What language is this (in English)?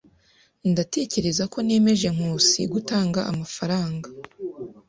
Kinyarwanda